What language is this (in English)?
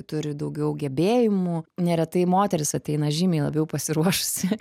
Lithuanian